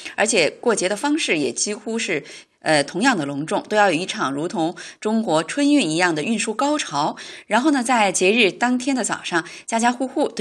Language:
Chinese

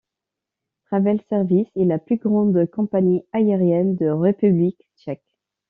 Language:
French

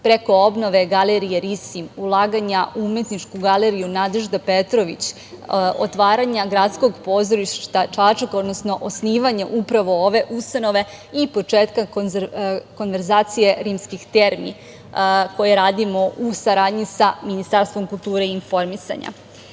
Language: Serbian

